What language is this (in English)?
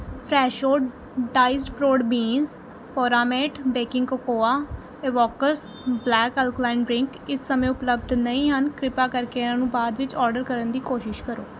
Punjabi